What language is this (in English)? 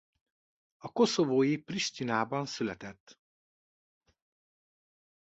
Hungarian